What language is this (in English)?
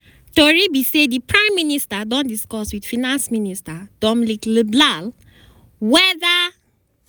Nigerian Pidgin